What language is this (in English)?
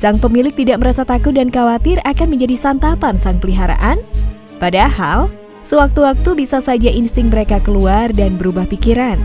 Indonesian